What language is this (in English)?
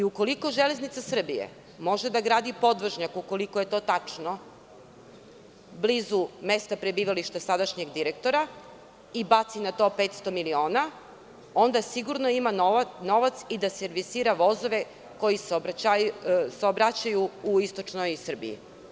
Serbian